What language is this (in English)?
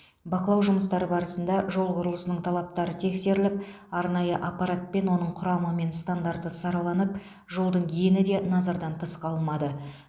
Kazakh